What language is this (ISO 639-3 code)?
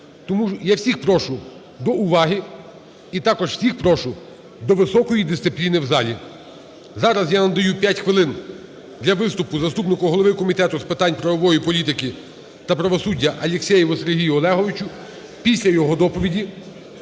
ukr